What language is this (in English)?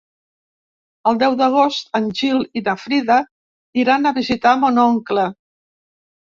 Catalan